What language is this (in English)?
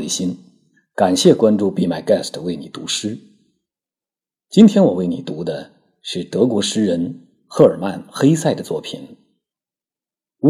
Chinese